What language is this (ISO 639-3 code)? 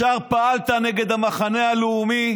heb